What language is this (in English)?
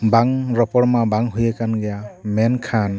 Santali